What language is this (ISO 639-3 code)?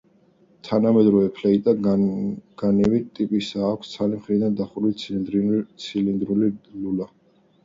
kat